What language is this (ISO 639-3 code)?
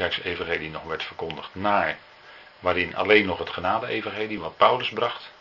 nld